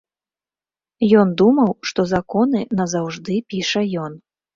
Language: Belarusian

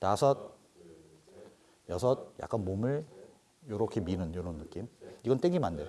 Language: Korean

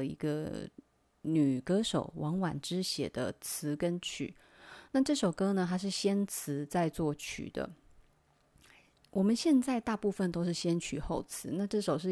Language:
Chinese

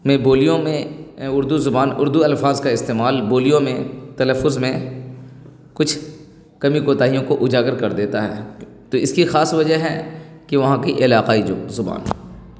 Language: Urdu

